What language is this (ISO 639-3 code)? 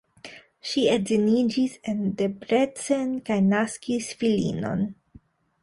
epo